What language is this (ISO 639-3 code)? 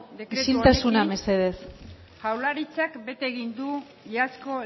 eus